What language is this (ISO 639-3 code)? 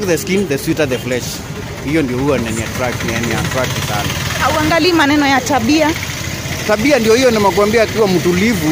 swa